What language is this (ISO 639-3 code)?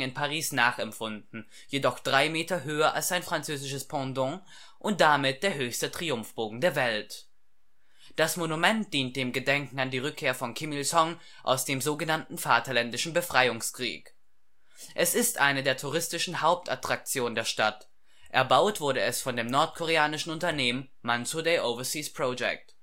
deu